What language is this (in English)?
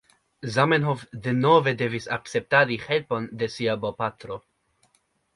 Esperanto